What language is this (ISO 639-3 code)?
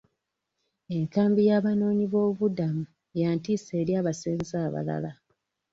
lug